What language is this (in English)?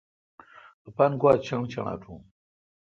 Kalkoti